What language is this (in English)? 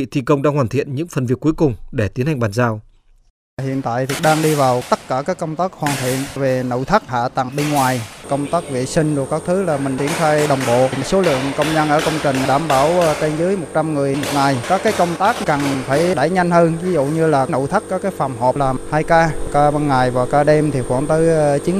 Vietnamese